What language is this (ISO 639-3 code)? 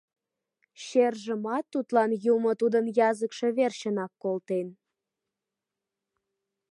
chm